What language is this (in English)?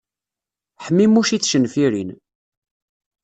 Kabyle